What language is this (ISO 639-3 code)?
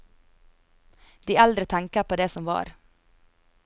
nor